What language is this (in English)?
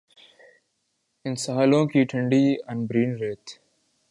Urdu